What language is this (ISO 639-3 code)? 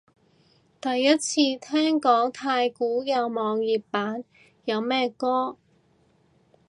yue